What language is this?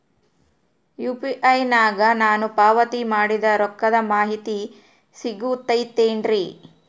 Kannada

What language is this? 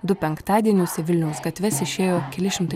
Lithuanian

